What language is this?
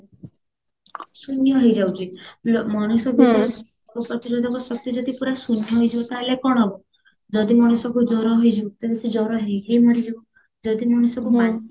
Odia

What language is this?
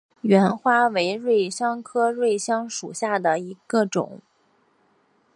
Chinese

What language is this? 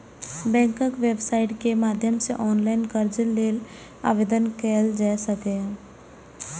Maithili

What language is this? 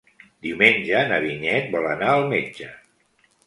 Catalan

